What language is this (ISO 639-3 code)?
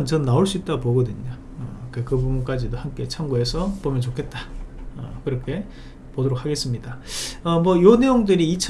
kor